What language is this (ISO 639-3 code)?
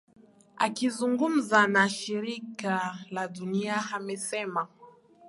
swa